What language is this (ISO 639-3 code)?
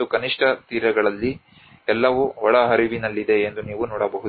kan